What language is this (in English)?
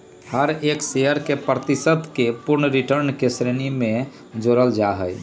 Magahi